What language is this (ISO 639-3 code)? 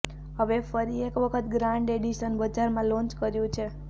guj